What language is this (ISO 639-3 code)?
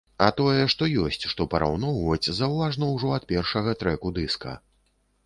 bel